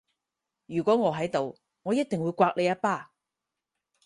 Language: Cantonese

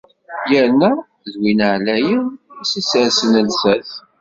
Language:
Kabyle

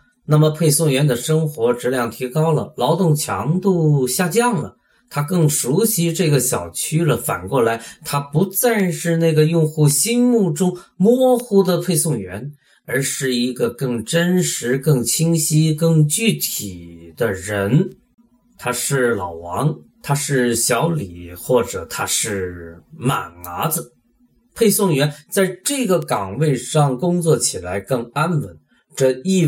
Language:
Chinese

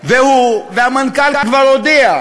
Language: Hebrew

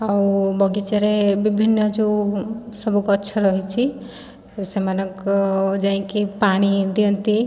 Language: Odia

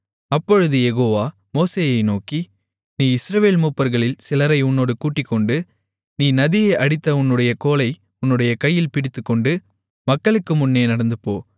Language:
Tamil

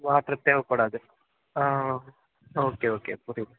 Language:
Tamil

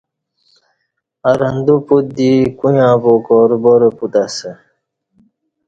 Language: Kati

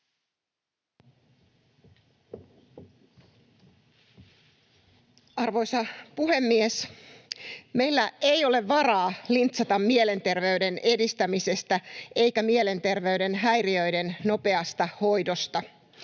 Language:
Finnish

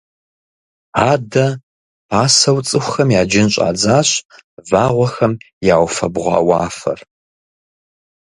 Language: Kabardian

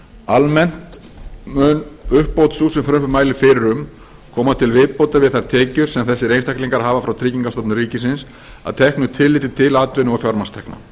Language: Icelandic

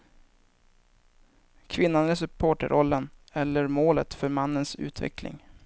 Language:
Swedish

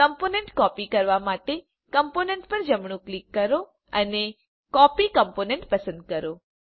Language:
Gujarati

